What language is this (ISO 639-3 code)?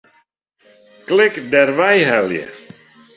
fry